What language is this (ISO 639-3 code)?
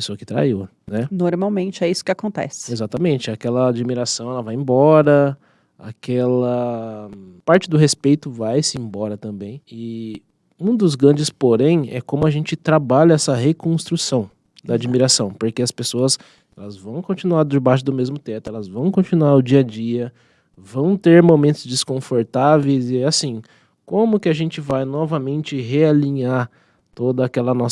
por